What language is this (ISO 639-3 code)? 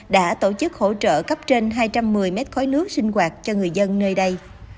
vie